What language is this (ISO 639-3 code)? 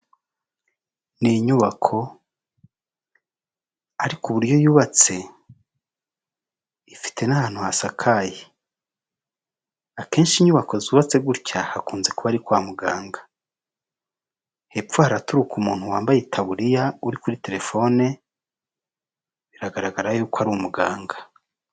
kin